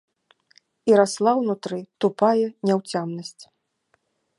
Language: Belarusian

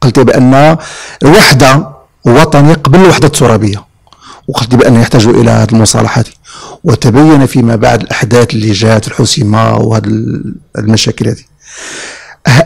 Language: Arabic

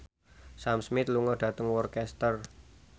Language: Javanese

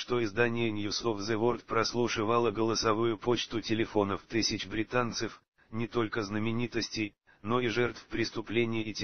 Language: Russian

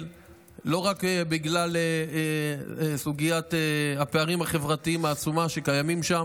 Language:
Hebrew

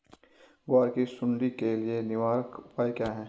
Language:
Hindi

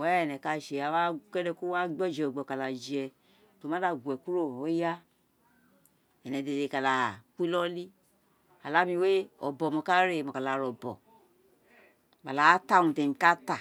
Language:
Isekiri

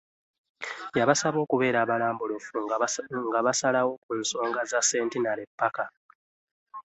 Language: Ganda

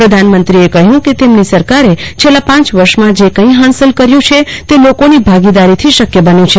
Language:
Gujarati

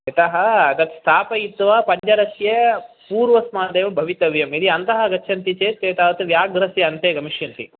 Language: Sanskrit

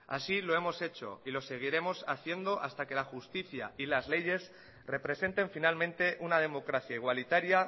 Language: Spanish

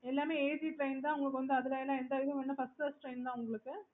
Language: Tamil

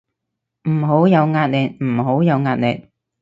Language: Cantonese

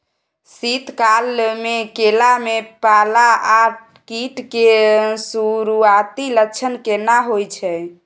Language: Maithili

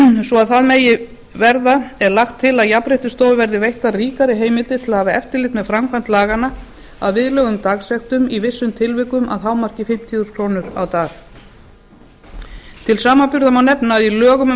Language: Icelandic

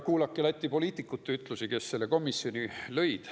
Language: Estonian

